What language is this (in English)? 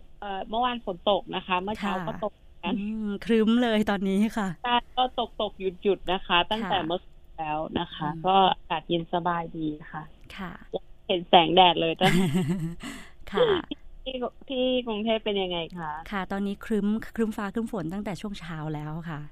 Thai